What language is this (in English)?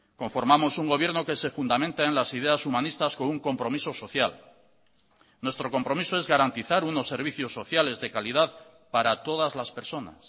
Spanish